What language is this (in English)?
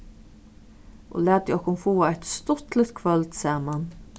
Faroese